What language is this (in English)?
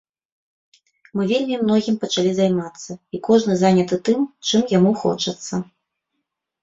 Belarusian